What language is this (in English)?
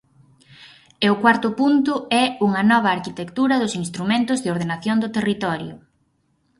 Galician